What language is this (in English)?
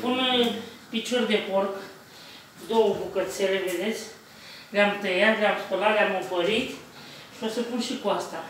Romanian